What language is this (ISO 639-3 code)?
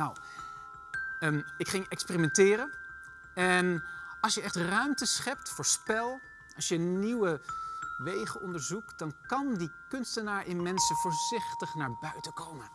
nld